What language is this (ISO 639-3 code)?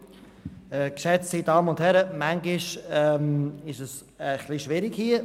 gsw